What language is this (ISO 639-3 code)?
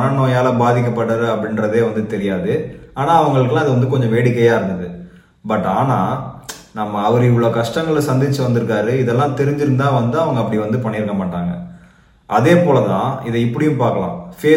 tam